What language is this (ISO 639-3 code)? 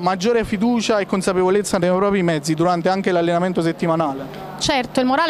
ita